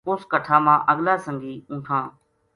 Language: Gujari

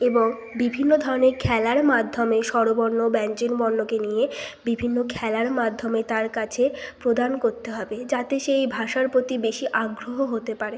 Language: Bangla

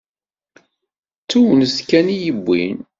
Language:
Kabyle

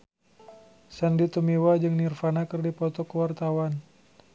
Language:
Sundanese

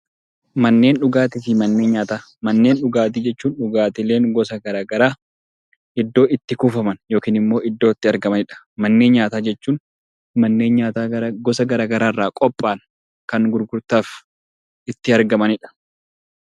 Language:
Oromo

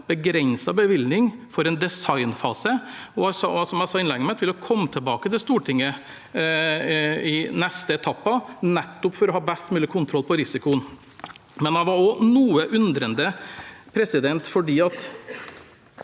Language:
Norwegian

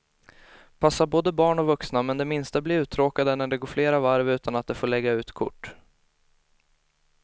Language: Swedish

